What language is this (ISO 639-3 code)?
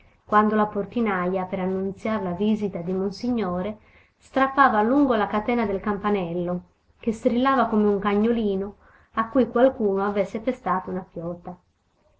ita